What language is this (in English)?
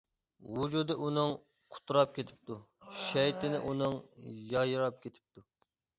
Uyghur